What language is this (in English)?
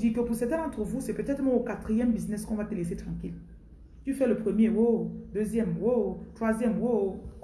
French